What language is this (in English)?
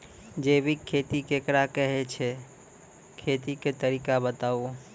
Maithili